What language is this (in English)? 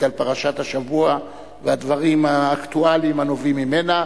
Hebrew